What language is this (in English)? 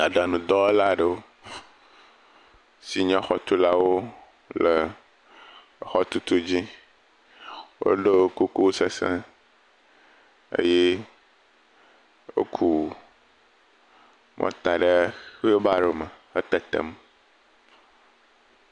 Ewe